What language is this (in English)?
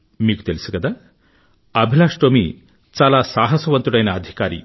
Telugu